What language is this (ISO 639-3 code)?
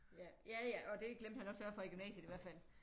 dan